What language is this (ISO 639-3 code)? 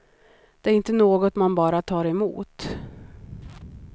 swe